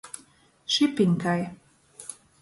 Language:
Latgalian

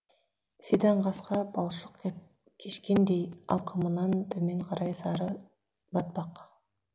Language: Kazakh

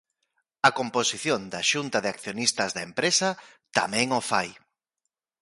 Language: Galician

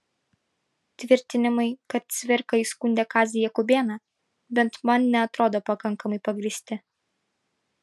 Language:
Lithuanian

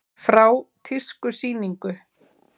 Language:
Icelandic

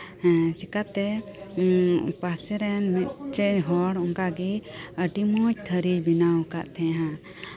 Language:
Santali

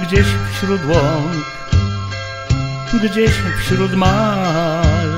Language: Polish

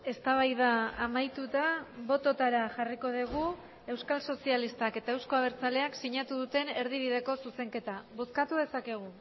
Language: Basque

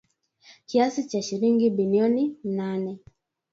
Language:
Swahili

